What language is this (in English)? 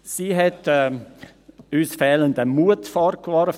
Swiss German